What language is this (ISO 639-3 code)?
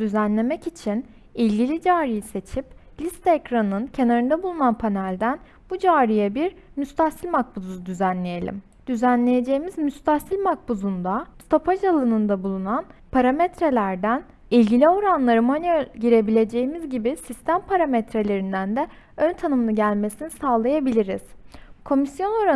tur